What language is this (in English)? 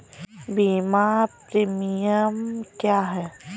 Hindi